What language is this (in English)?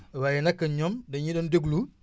Wolof